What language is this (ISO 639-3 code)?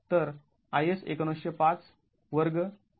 mar